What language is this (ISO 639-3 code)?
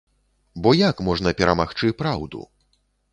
bel